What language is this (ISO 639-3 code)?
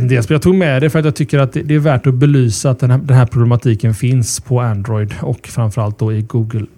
swe